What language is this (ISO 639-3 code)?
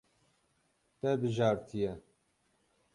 kur